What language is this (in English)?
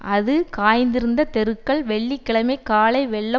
Tamil